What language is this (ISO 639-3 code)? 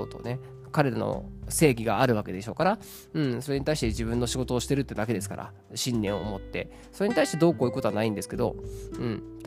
jpn